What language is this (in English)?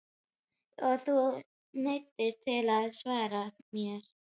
Icelandic